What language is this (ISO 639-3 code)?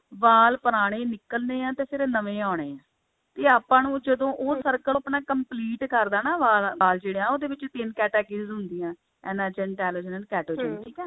pan